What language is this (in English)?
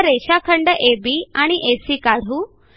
Marathi